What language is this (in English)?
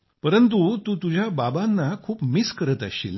Marathi